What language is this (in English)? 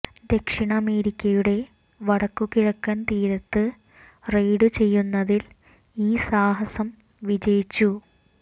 Malayalam